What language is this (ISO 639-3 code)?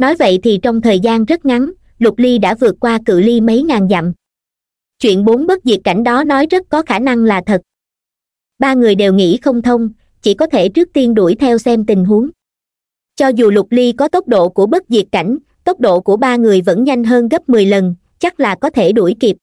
vie